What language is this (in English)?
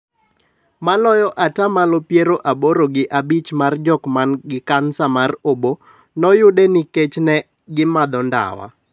Luo (Kenya and Tanzania)